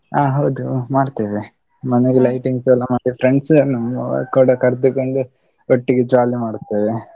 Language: Kannada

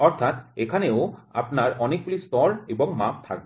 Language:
Bangla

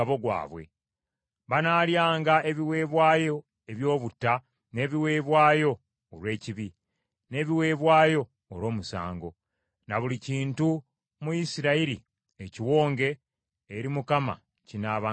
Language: Ganda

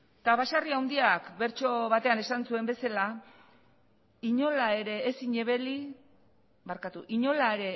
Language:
Basque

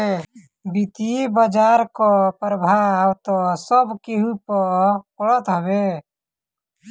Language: Bhojpuri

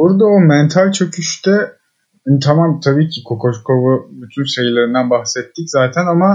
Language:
Turkish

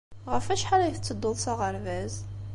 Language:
Kabyle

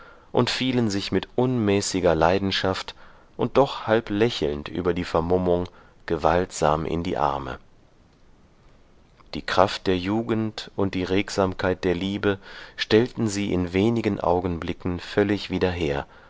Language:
German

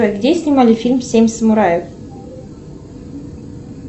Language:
Russian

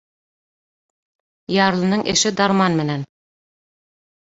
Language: Bashkir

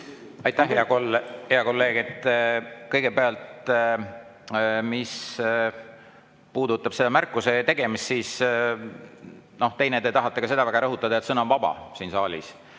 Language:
Estonian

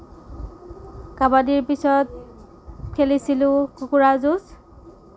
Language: Assamese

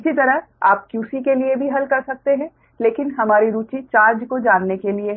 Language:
Hindi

